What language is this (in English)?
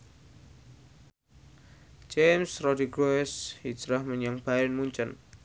Javanese